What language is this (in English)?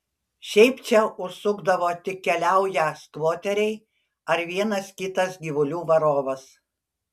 Lithuanian